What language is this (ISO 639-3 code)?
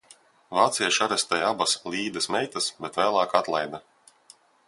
lav